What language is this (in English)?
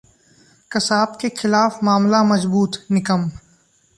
Hindi